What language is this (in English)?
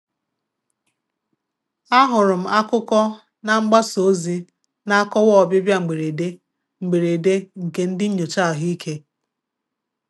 Igbo